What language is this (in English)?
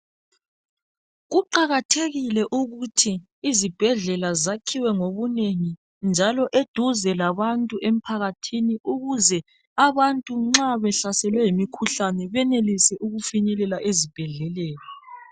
North Ndebele